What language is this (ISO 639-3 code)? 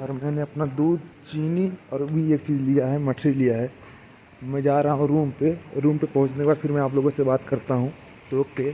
hin